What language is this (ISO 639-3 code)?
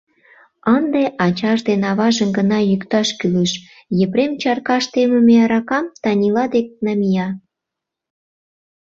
chm